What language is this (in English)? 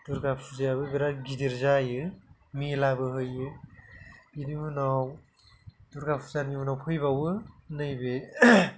Bodo